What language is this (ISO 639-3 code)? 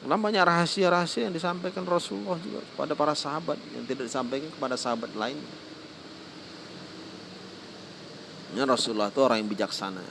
ind